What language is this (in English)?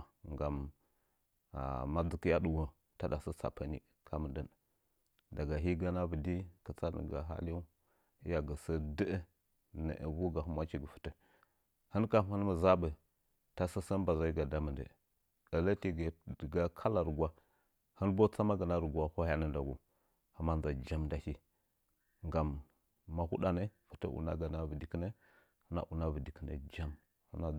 Nzanyi